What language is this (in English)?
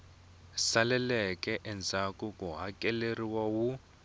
Tsonga